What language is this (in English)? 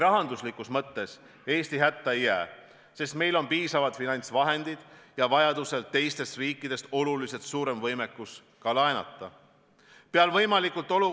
Estonian